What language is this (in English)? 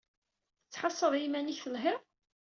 Kabyle